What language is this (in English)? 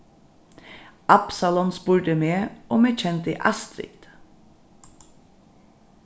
Faroese